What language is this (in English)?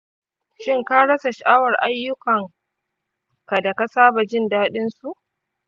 Hausa